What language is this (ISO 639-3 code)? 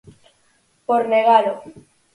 glg